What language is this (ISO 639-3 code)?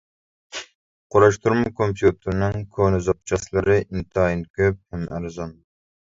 uig